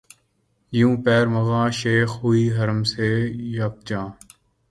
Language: Urdu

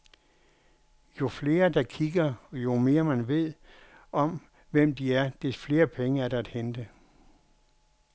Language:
Danish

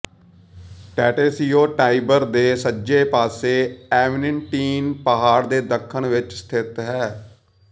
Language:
Punjabi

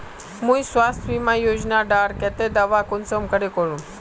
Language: Magahi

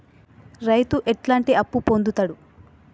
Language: Telugu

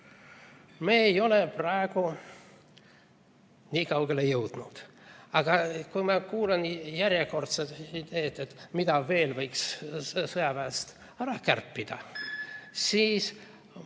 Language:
Estonian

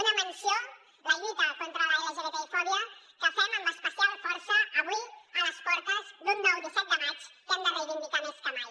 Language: Catalan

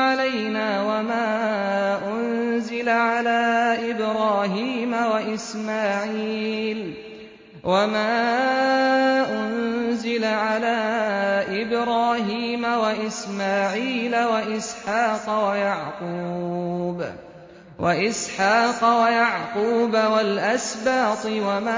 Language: Arabic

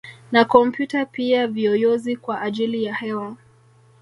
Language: Swahili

